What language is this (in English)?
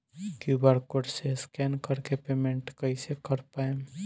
Bhojpuri